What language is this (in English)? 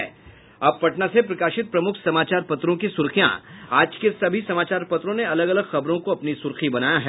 Hindi